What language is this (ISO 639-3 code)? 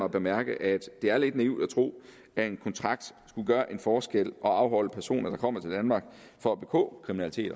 dan